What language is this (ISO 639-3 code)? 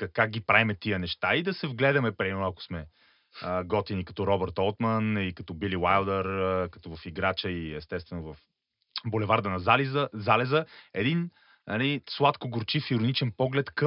bul